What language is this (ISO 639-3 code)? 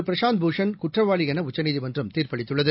tam